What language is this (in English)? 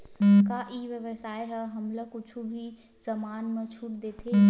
Chhattisgarhi